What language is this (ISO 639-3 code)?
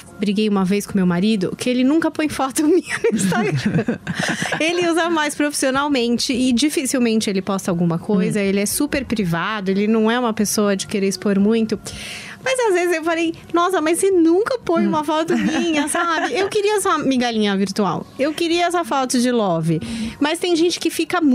por